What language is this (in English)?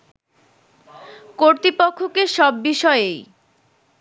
Bangla